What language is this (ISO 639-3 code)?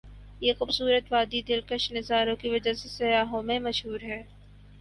urd